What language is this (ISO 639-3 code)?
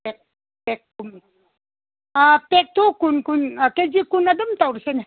mni